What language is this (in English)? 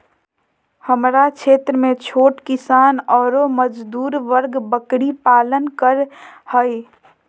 Magahi